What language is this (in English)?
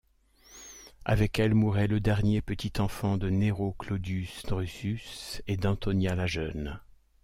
French